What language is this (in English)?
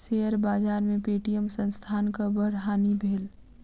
Maithili